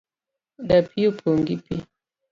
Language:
Luo (Kenya and Tanzania)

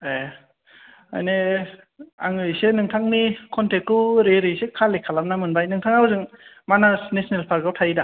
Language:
Bodo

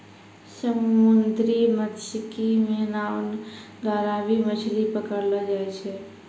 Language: Maithili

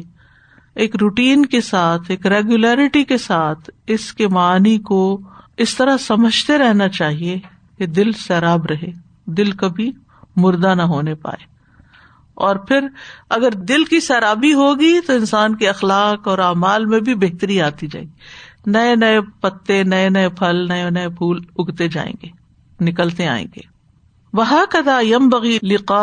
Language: Urdu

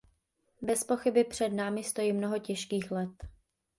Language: Czech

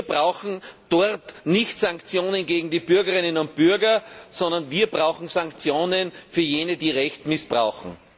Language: German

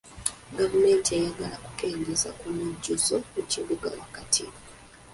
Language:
Ganda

